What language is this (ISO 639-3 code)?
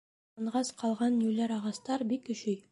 bak